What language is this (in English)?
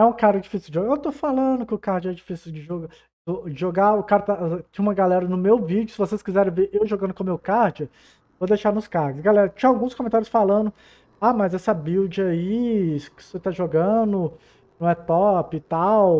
Portuguese